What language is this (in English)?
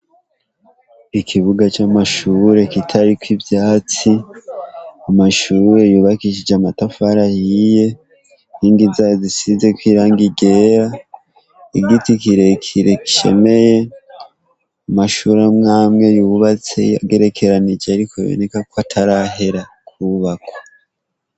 Rundi